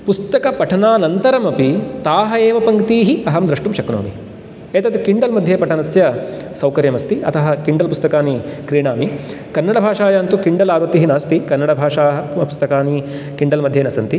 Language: Sanskrit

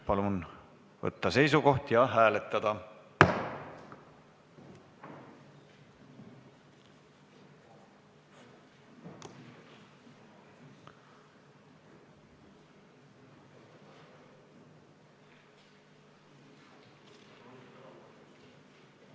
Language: Estonian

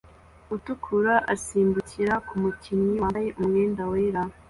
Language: Kinyarwanda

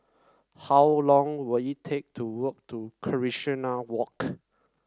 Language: English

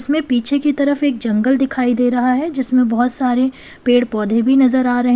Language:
Hindi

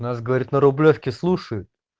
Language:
Russian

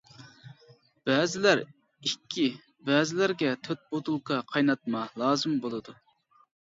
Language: Uyghur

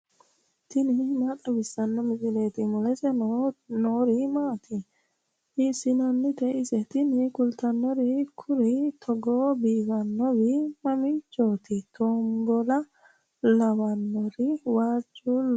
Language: Sidamo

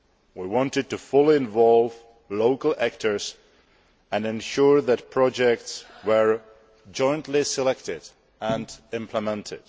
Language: English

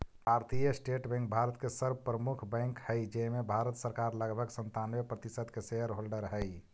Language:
Magahi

